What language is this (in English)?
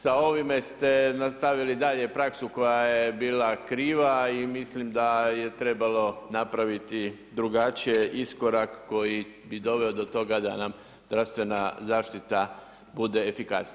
Croatian